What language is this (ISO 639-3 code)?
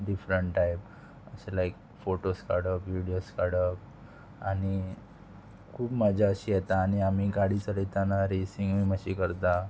kok